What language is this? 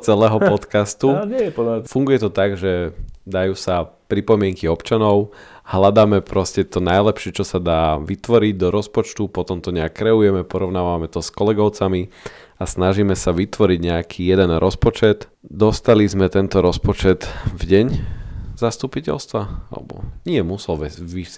Slovak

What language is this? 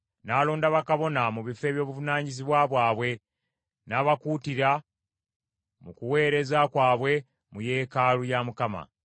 Ganda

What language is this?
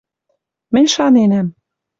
Western Mari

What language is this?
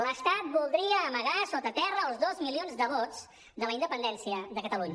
Catalan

